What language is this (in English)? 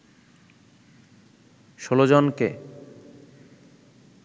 Bangla